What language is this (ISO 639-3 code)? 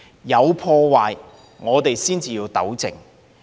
yue